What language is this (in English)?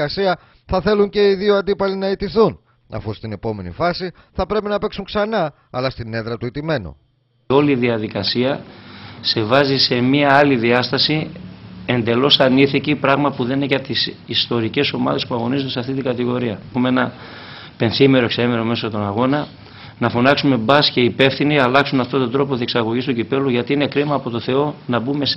Greek